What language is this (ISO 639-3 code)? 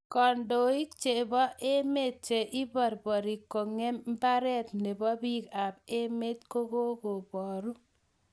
kln